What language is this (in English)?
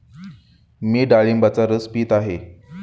Marathi